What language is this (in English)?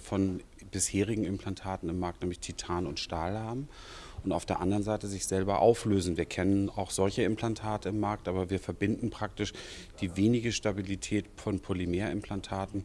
German